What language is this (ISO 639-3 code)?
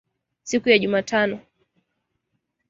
swa